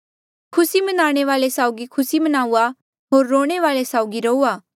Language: Mandeali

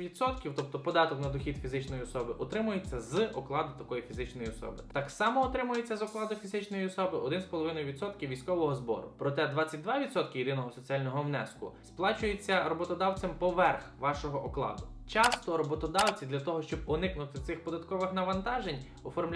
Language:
Ukrainian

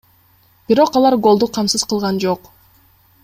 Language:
Kyrgyz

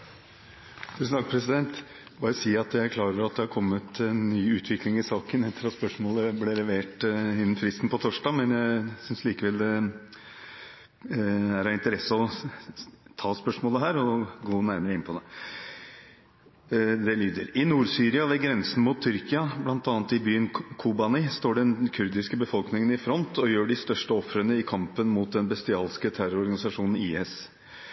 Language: Norwegian Bokmål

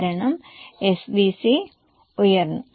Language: Malayalam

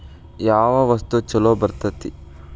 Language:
Kannada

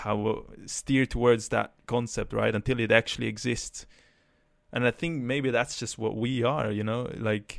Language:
English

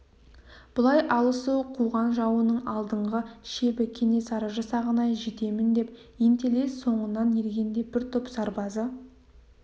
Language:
Kazakh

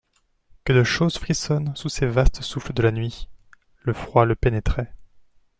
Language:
French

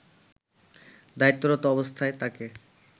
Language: Bangla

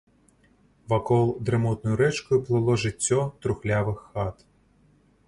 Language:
Belarusian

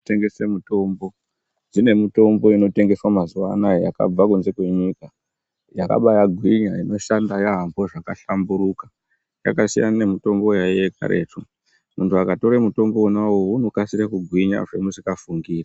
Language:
Ndau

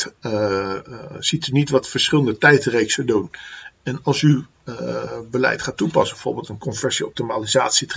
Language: Dutch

